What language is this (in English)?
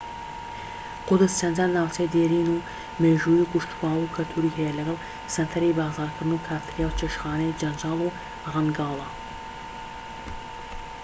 Central Kurdish